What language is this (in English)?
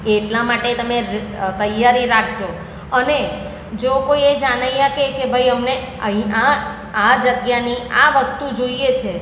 Gujarati